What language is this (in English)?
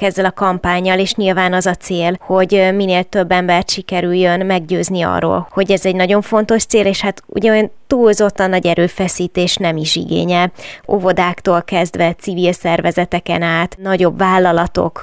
Hungarian